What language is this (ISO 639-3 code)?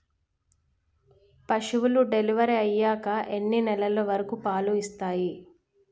tel